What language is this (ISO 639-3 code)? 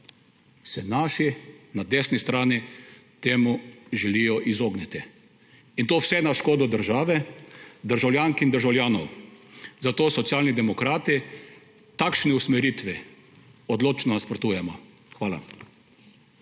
slv